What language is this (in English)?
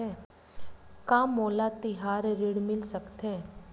Chhattisgarhi